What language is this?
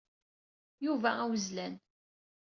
Kabyle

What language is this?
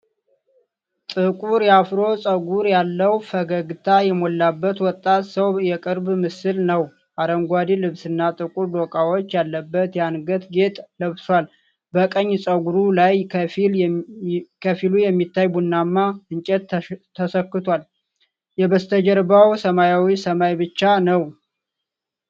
Amharic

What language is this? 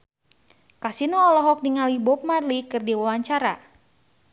Sundanese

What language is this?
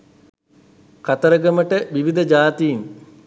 Sinhala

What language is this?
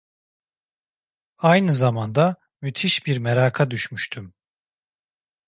Turkish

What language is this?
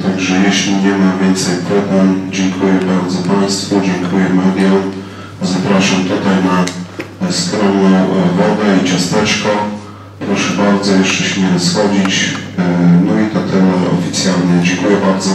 Polish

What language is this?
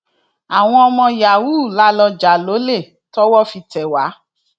Yoruba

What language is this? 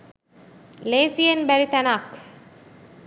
Sinhala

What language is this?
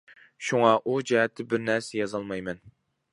Uyghur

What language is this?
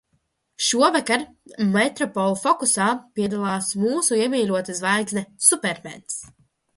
Latvian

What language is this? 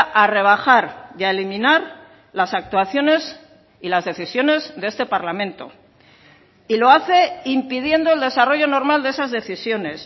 Spanish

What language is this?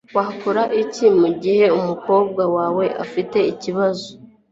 Kinyarwanda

